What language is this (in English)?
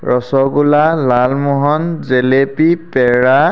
Assamese